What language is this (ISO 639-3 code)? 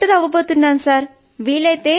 tel